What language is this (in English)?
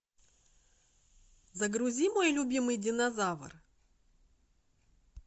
Russian